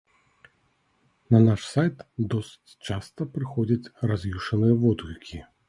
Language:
Belarusian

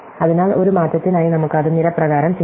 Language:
Malayalam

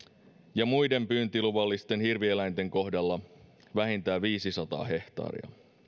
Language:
Finnish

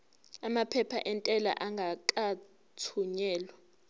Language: Zulu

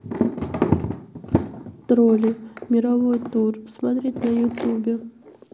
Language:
Russian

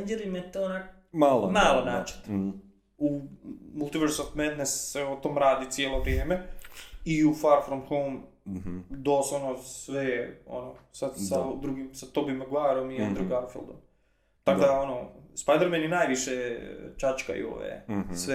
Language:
Croatian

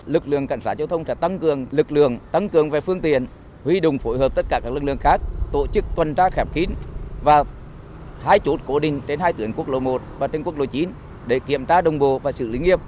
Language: Vietnamese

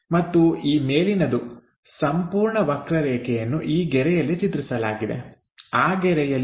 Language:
Kannada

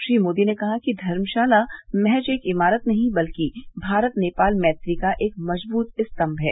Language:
Hindi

